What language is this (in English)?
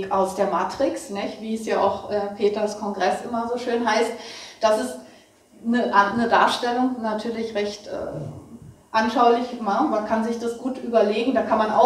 German